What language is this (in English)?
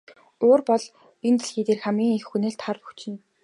Mongolian